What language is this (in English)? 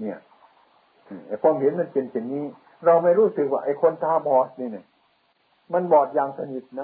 Thai